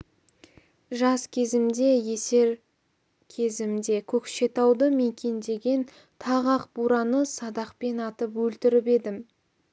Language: Kazakh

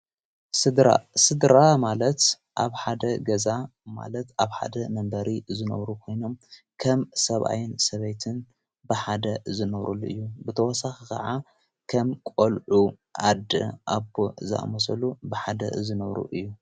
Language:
Tigrinya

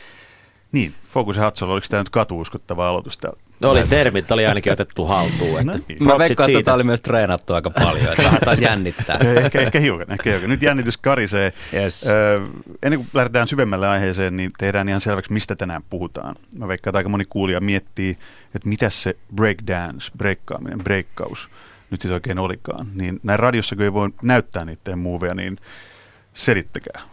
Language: Finnish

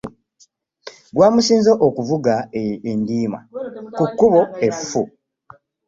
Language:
Ganda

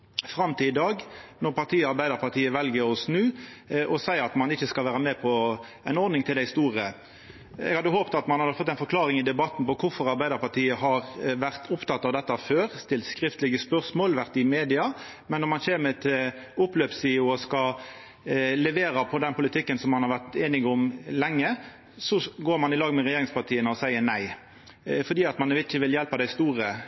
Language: Norwegian Nynorsk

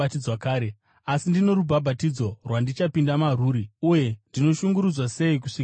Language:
Shona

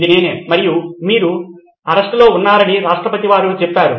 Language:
Telugu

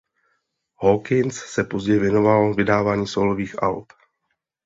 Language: Czech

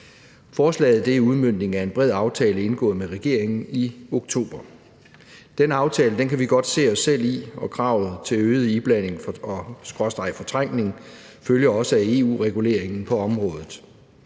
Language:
Danish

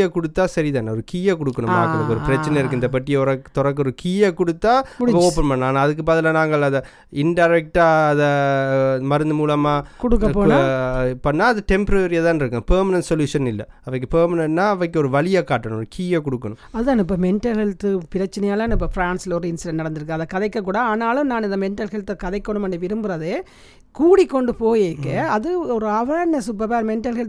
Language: Tamil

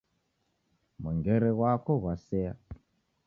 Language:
Taita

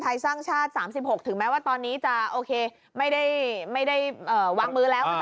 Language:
Thai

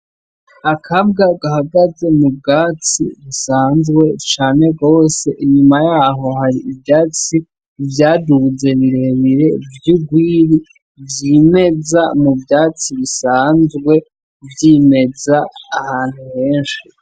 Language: Rundi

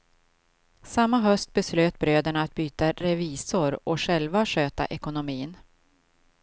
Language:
Swedish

